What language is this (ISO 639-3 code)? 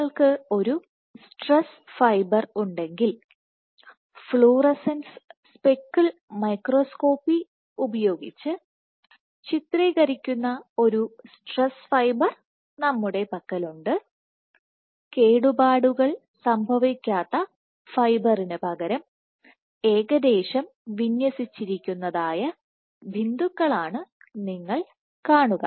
mal